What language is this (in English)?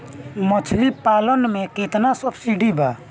Bhojpuri